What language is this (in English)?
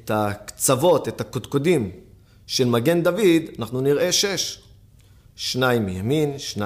Hebrew